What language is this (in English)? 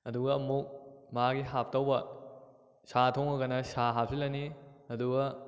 Manipuri